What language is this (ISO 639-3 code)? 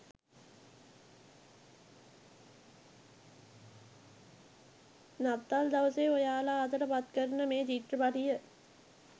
sin